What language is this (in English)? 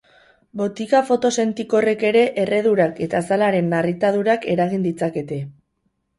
Basque